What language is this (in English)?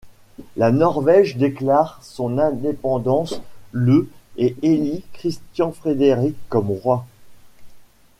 French